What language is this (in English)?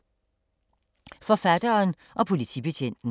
Danish